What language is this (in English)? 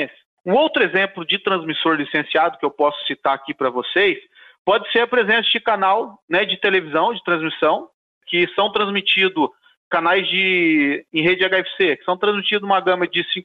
Portuguese